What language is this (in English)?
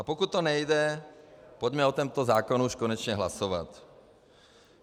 Czech